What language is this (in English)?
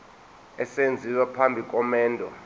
Zulu